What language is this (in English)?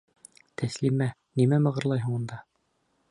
Bashkir